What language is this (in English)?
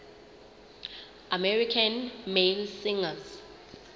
Southern Sotho